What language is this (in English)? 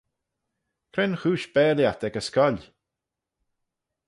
Manx